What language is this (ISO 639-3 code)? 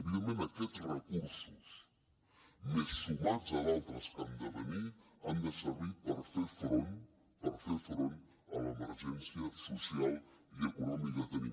cat